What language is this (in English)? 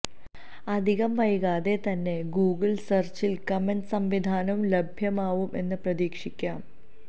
Malayalam